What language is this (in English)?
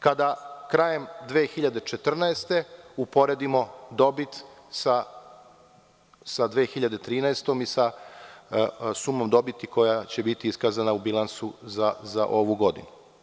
Serbian